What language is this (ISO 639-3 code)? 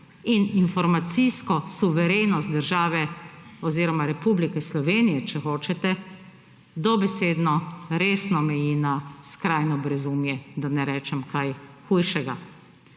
slv